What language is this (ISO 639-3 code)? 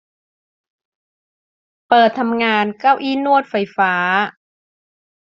tha